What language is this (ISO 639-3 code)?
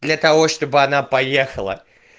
rus